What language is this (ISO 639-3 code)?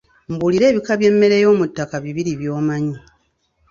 lug